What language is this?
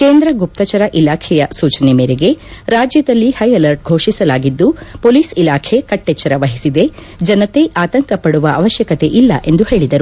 Kannada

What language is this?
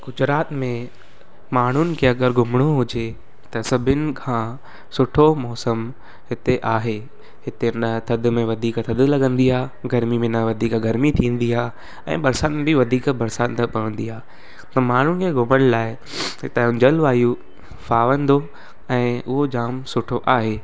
Sindhi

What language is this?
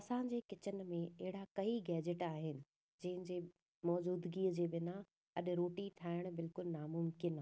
Sindhi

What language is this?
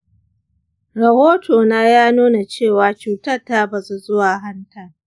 Hausa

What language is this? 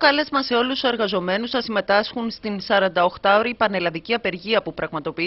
Greek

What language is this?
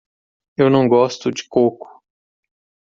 Portuguese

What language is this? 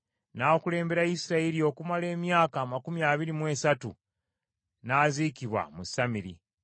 Ganda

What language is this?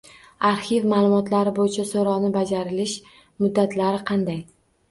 Uzbek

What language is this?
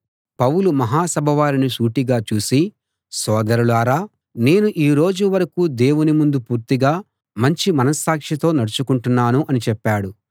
Telugu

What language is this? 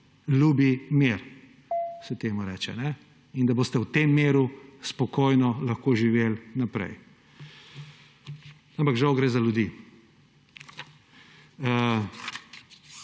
Slovenian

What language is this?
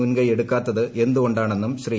Malayalam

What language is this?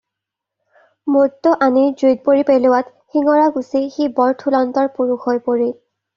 Assamese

